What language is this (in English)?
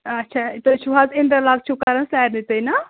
Kashmiri